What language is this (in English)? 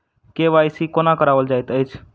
Maithili